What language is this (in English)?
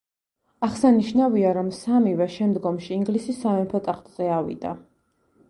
Georgian